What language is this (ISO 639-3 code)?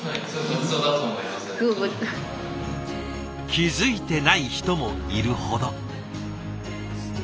jpn